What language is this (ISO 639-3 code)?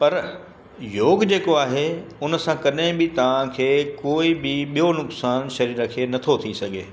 snd